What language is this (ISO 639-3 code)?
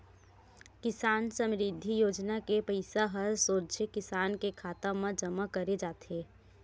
hne